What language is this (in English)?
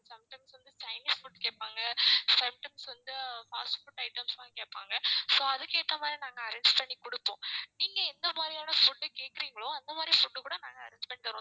Tamil